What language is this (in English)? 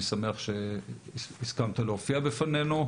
Hebrew